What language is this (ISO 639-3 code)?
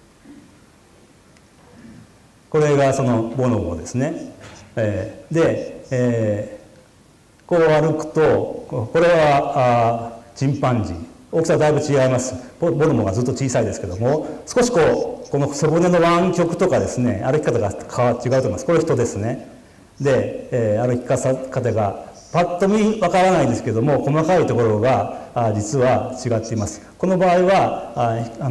jpn